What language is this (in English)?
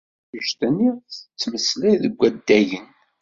Kabyle